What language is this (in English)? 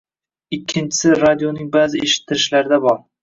Uzbek